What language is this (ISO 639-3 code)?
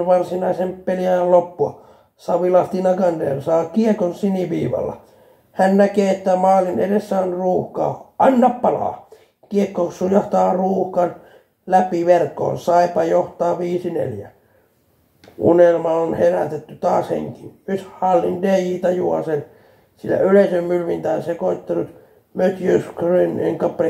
fin